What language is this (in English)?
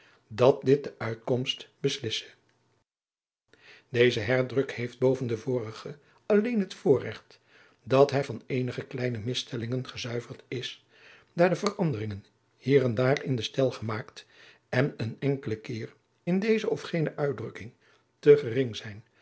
Dutch